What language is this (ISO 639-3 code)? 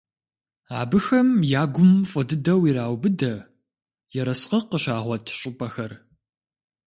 kbd